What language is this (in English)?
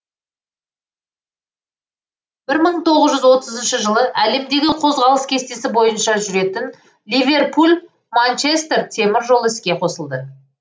Kazakh